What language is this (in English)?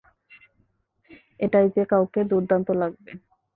Bangla